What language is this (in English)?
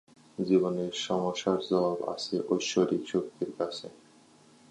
Bangla